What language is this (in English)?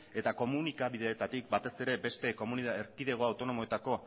Basque